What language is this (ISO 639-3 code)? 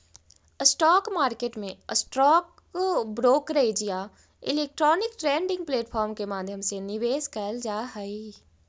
mag